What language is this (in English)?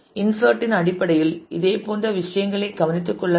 Tamil